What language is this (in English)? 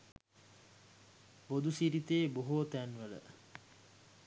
Sinhala